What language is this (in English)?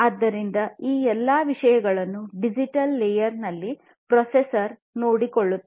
Kannada